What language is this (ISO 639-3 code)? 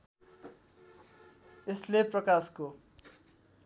nep